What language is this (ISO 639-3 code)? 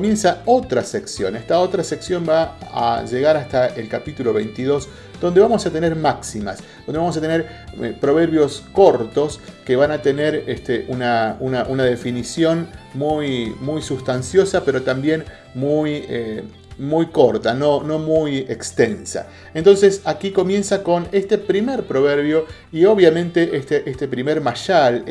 spa